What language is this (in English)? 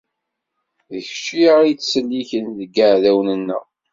Kabyle